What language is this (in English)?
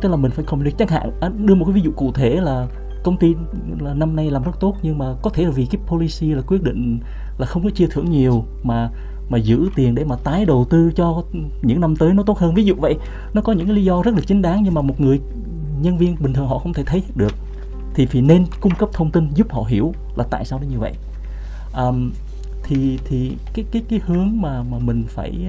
Vietnamese